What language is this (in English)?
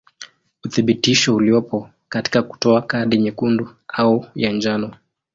Swahili